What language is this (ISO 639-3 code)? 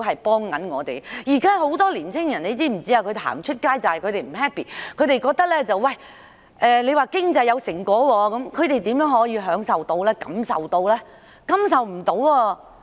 yue